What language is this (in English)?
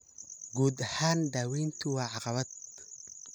Somali